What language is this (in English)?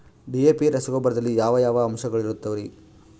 Kannada